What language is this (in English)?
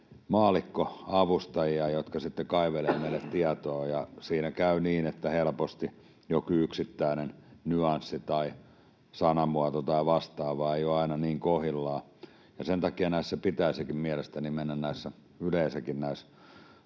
Finnish